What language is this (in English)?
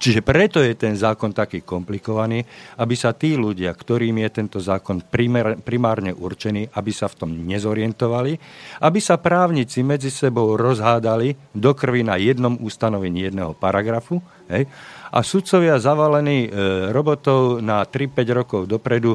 Slovak